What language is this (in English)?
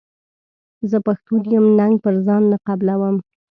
Pashto